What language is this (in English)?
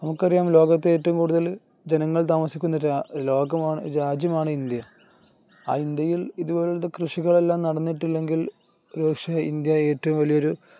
Malayalam